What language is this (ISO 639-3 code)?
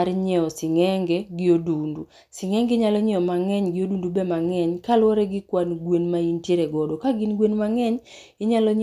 luo